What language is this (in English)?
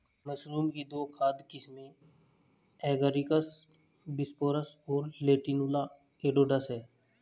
Hindi